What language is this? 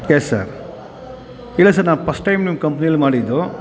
Kannada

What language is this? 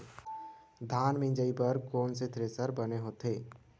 Chhattisgarhi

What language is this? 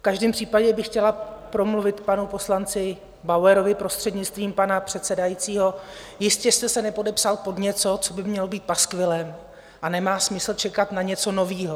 Czech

